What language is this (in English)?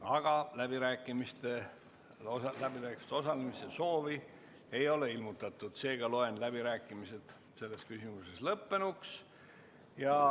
Estonian